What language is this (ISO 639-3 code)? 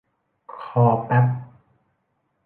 tha